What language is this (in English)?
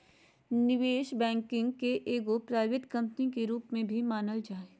Magahi